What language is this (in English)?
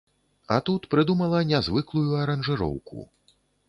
Belarusian